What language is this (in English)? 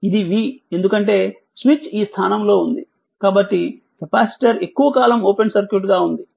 Telugu